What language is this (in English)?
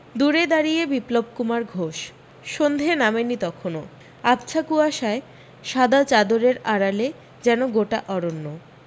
Bangla